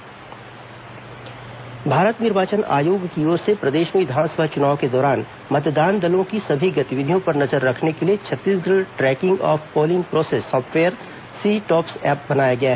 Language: Hindi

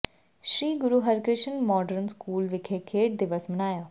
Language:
Punjabi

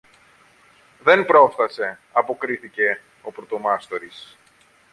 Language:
Greek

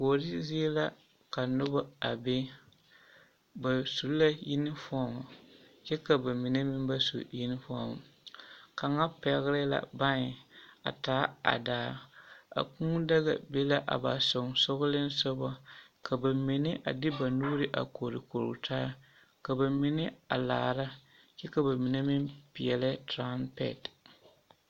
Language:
Southern Dagaare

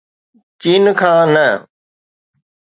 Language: Sindhi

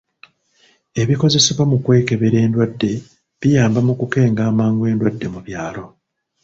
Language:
Ganda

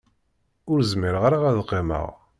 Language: Kabyle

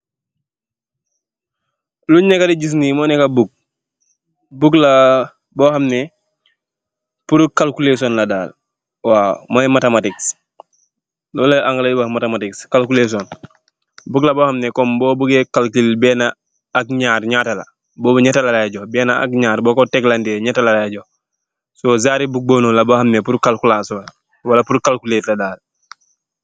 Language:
Wolof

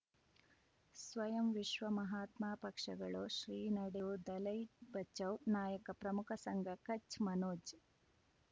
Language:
Kannada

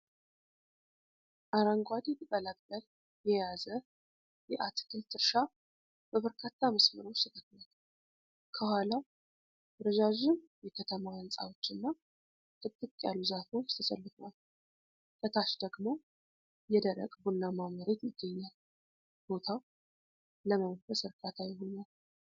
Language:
Amharic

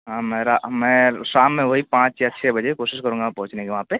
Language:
Urdu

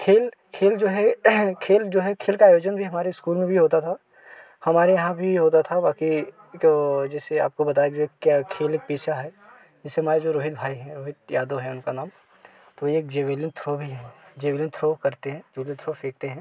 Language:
Hindi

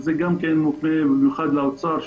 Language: Hebrew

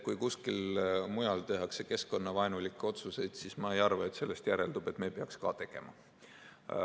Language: Estonian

